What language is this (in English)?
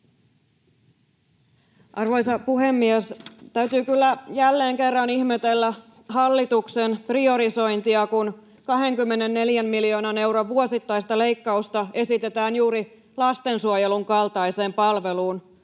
Finnish